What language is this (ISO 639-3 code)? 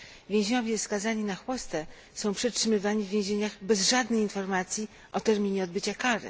pol